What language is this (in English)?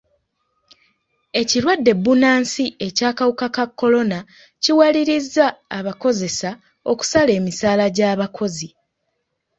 Ganda